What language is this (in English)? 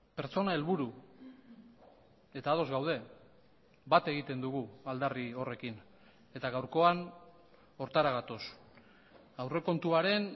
Basque